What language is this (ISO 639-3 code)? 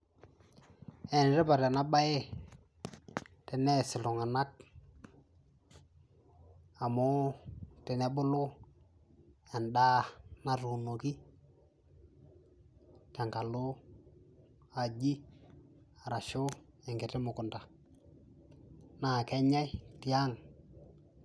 mas